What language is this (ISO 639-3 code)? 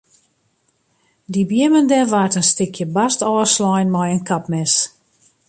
fry